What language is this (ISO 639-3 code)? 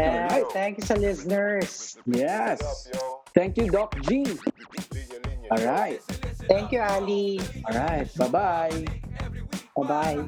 fil